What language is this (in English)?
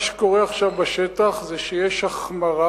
Hebrew